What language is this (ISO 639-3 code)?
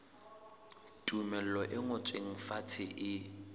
sot